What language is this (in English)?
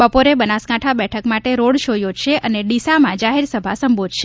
Gujarati